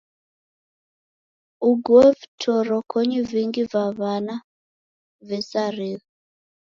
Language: Taita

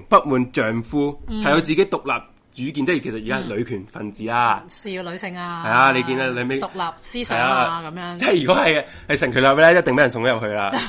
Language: Chinese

